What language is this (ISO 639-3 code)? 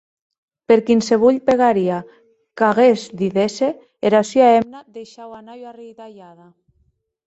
oci